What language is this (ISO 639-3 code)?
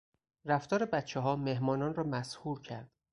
fas